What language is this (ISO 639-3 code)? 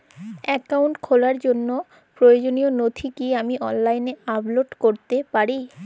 ben